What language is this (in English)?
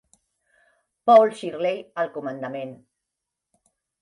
Catalan